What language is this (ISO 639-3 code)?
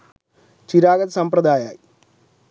sin